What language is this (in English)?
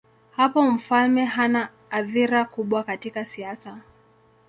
Swahili